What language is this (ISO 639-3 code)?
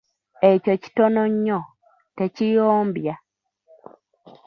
lug